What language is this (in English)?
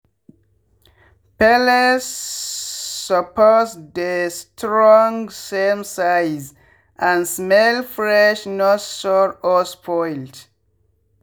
Nigerian Pidgin